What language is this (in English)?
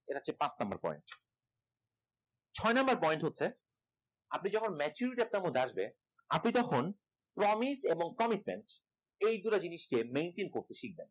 Bangla